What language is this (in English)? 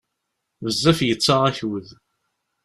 Kabyle